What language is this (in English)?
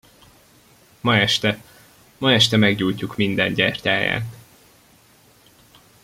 Hungarian